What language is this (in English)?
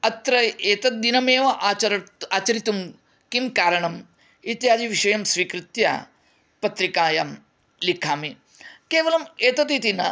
Sanskrit